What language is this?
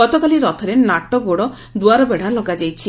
Odia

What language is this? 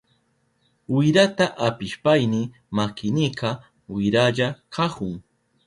Southern Pastaza Quechua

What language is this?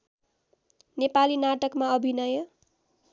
Nepali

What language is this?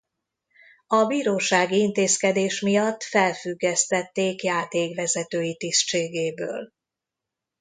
Hungarian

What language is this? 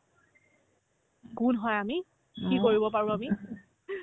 Assamese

